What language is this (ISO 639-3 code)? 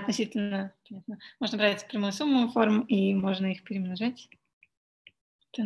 rus